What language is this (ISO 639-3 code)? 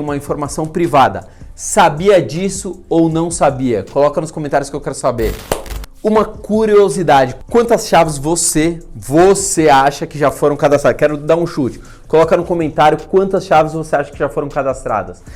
por